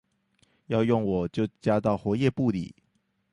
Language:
Chinese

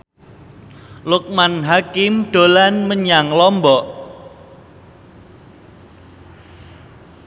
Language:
Javanese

